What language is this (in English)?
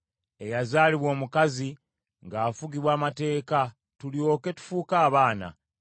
Ganda